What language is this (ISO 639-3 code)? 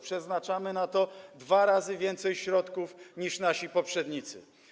pol